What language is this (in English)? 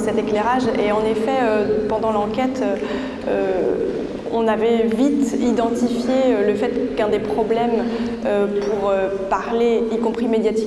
French